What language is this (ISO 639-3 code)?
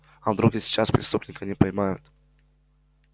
rus